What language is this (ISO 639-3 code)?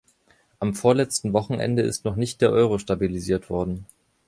deu